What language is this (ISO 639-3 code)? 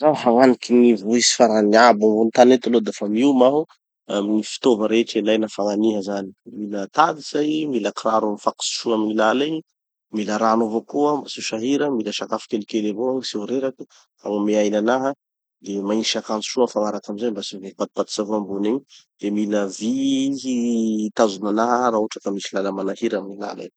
txy